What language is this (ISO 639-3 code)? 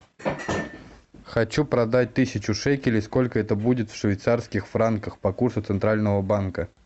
rus